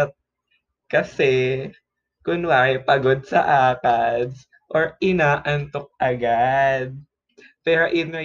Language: Filipino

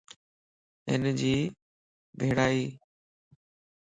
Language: Lasi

